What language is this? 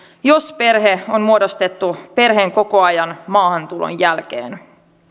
Finnish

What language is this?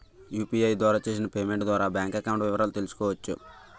Telugu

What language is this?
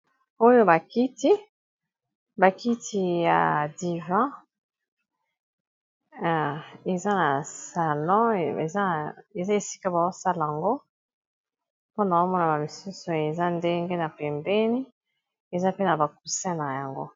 Lingala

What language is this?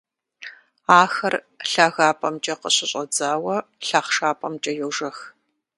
Kabardian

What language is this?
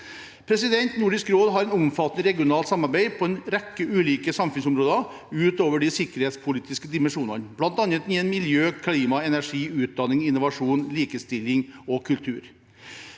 Norwegian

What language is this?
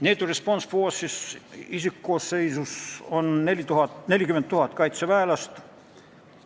Estonian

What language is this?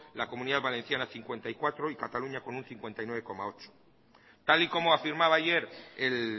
Spanish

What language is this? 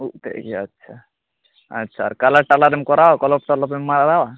Santali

